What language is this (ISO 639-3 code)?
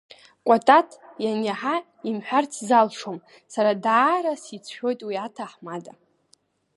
abk